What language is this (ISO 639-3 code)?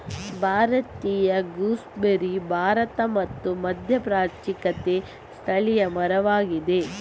kan